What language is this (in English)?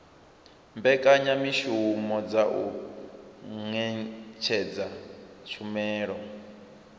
Venda